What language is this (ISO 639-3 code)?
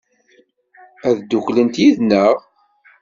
kab